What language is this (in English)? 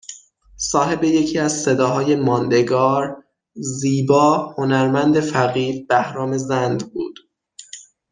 Persian